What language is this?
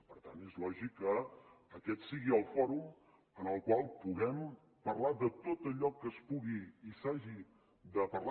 Catalan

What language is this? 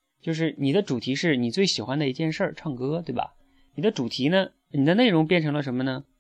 Chinese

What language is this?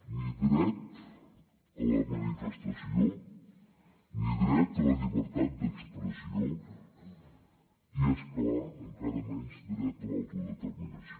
Catalan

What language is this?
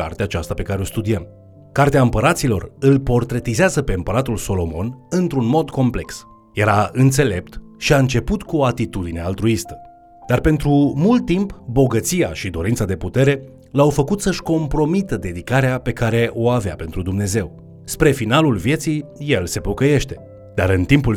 Romanian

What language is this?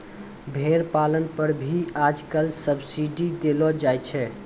Maithili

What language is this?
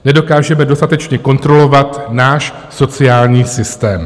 Czech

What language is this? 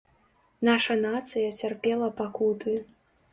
Belarusian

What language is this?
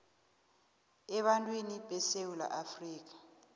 South Ndebele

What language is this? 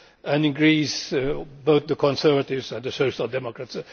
English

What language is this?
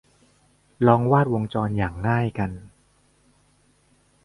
Thai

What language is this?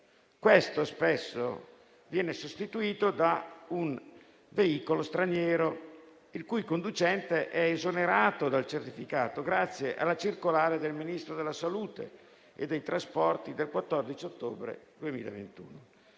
Italian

